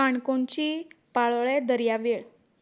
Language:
Konkani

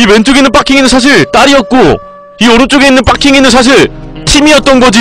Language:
Korean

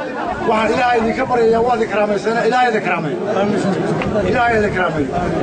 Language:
Arabic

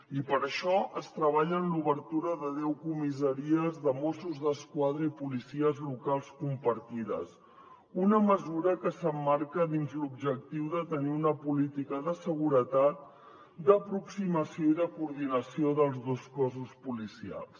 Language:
Catalan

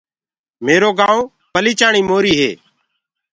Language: Gurgula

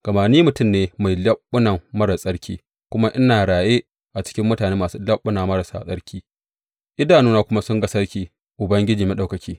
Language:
Hausa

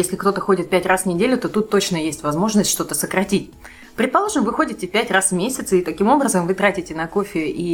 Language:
Russian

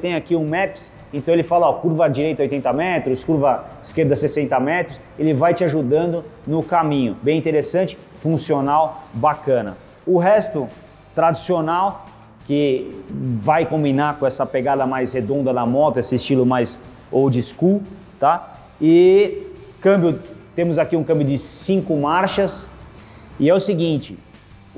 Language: Portuguese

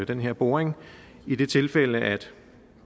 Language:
Danish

